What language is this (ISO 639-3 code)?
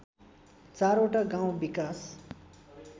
nep